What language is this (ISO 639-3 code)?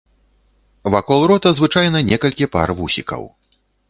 bel